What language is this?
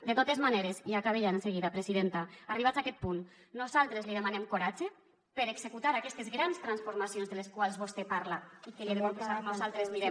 Catalan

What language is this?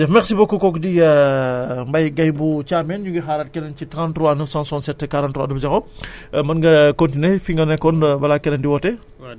Wolof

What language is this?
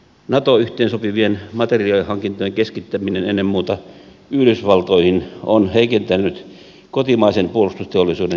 Finnish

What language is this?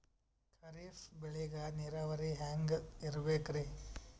Kannada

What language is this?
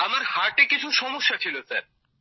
Bangla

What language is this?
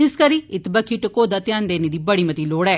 Dogri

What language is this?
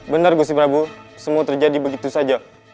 Indonesian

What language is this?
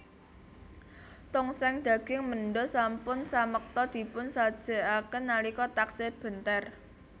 Javanese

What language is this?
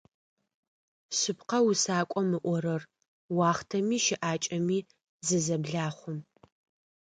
Adyghe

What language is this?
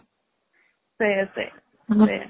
Odia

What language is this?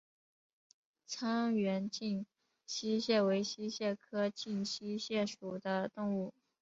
Chinese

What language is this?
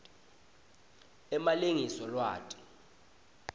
Swati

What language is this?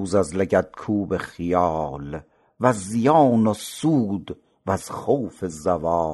Persian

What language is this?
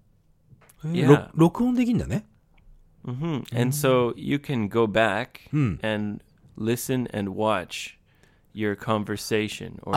Japanese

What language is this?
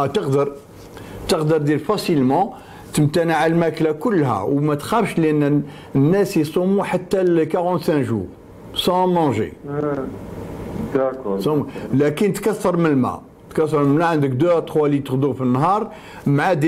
Arabic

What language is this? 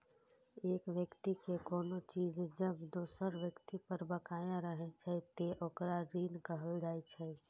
Maithili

